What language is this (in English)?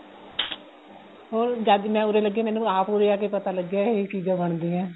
Punjabi